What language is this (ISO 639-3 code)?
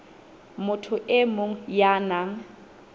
sot